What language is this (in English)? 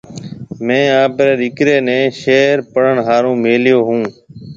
Marwari (Pakistan)